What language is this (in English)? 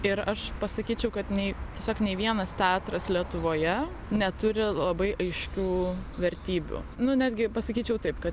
Lithuanian